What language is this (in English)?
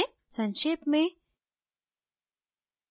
Hindi